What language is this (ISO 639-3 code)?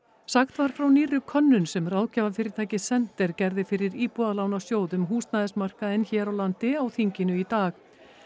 isl